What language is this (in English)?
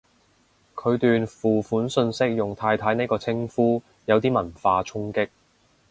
Cantonese